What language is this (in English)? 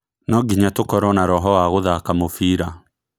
Kikuyu